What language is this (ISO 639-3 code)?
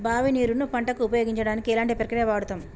tel